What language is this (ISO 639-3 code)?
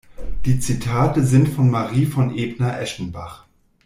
deu